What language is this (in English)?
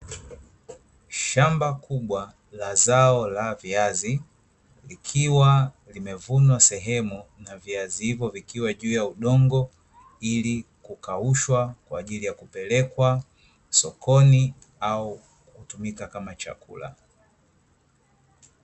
Swahili